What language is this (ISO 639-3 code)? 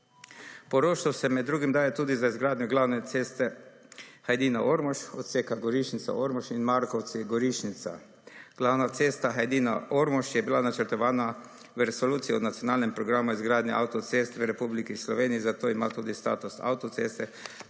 slv